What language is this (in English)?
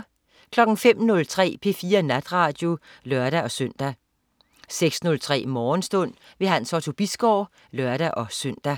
Danish